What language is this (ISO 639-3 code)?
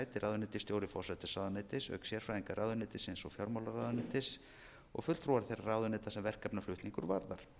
isl